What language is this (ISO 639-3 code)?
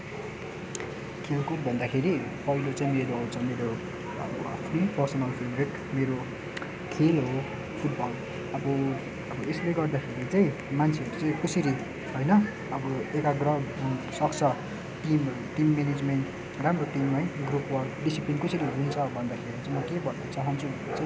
nep